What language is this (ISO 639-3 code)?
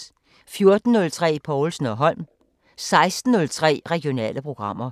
dan